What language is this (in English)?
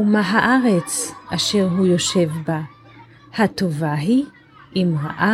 Hebrew